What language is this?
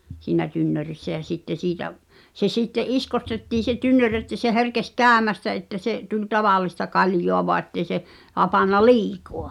Finnish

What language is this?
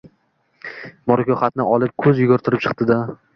Uzbek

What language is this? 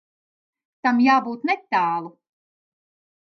Latvian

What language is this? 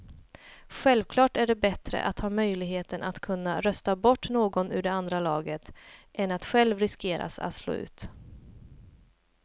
Swedish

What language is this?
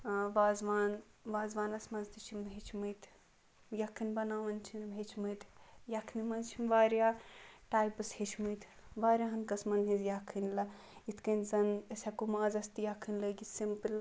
Kashmiri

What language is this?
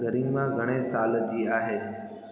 Sindhi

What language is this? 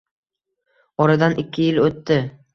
Uzbek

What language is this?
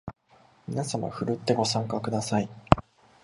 Japanese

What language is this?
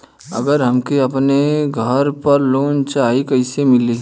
Bhojpuri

